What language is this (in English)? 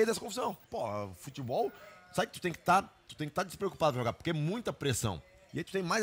Portuguese